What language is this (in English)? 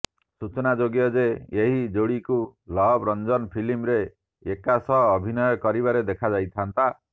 Odia